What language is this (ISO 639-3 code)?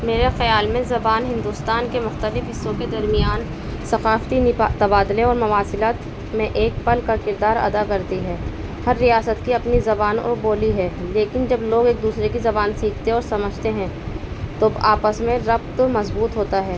urd